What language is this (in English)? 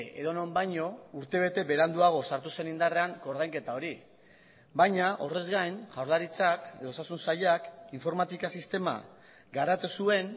Basque